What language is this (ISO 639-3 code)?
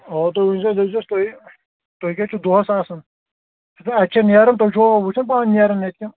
kas